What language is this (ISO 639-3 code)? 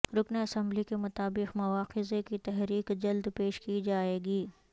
urd